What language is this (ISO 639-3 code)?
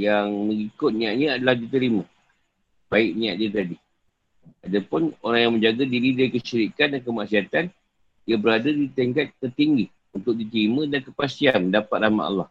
msa